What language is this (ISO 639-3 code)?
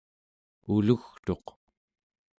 esu